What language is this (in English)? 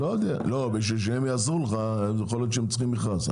Hebrew